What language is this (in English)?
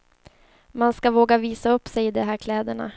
Swedish